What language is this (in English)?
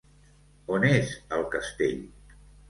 Catalan